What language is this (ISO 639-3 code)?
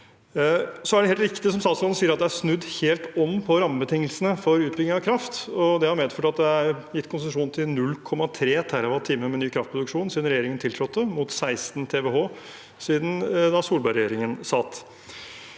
nor